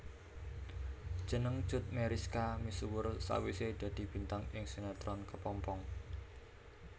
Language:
Javanese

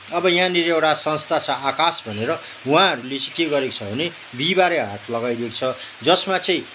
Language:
Nepali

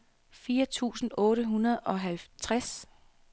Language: Danish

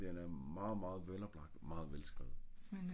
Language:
Danish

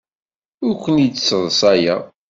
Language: Kabyle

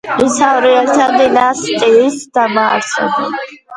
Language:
Georgian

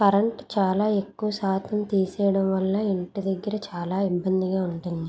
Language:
Telugu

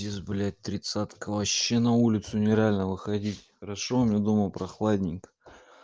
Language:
Russian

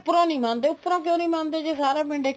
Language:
Punjabi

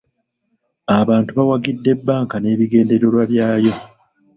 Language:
Ganda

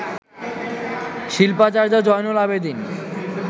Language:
Bangla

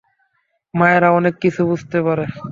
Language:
Bangla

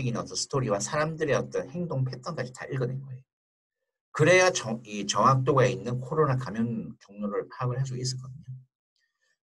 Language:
Korean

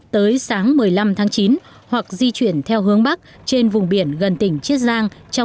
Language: Vietnamese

